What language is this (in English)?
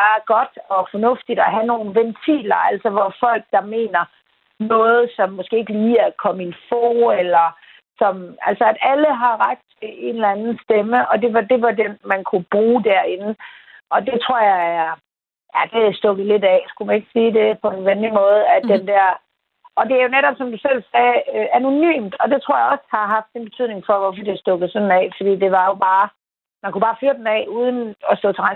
Danish